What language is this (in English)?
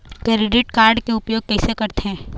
Chhattisgarhi